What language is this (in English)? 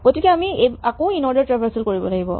Assamese